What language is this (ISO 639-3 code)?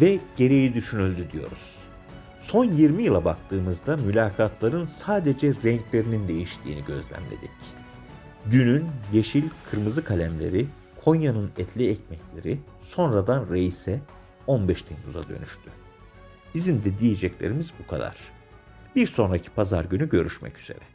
tur